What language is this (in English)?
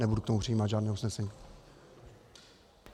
Czech